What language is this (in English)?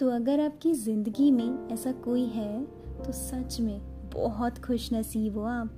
Hindi